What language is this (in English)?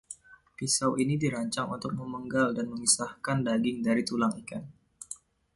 Indonesian